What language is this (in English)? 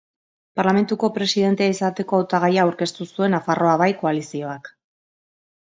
Basque